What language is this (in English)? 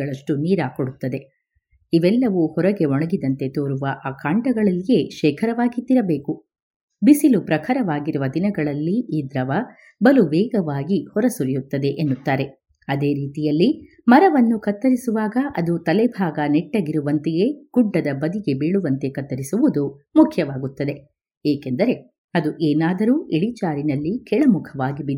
Kannada